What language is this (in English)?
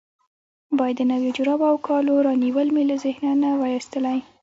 Pashto